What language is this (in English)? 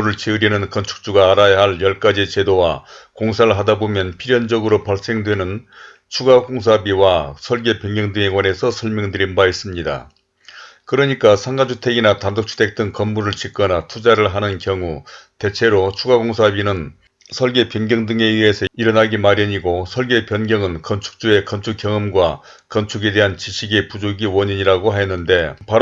Korean